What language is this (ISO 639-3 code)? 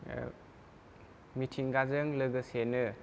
brx